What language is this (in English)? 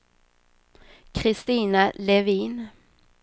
Swedish